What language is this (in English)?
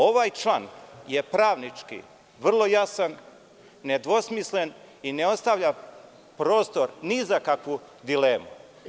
Serbian